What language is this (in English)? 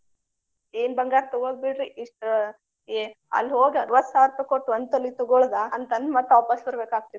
Kannada